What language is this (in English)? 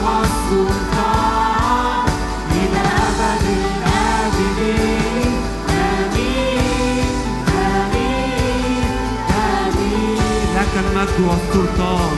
Arabic